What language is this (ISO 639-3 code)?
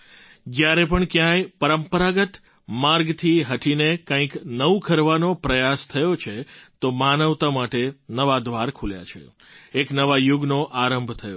guj